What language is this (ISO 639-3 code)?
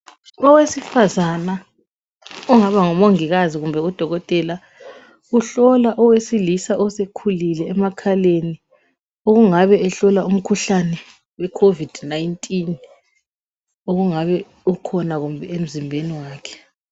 nde